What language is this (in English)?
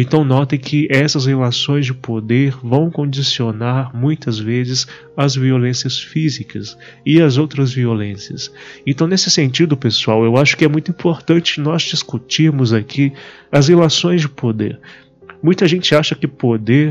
Portuguese